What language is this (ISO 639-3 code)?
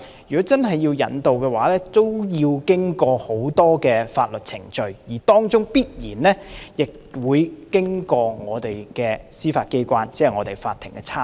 yue